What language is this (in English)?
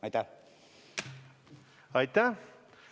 Estonian